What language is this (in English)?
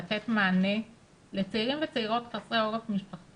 Hebrew